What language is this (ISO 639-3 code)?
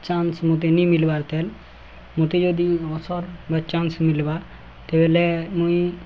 ori